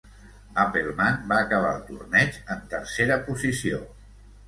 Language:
Catalan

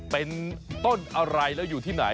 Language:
Thai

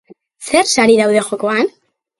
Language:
Basque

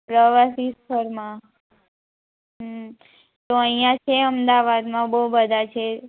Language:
Gujarati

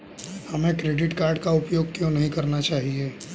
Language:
Hindi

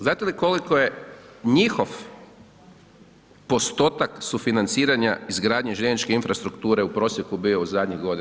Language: Croatian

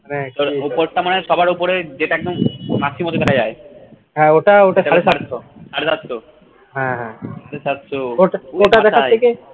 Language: Bangla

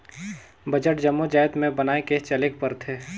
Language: Chhattisgarhi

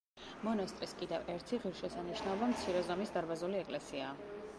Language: Georgian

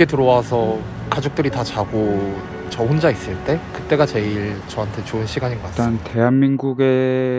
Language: Korean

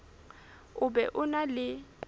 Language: Southern Sotho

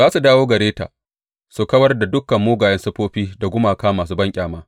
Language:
Hausa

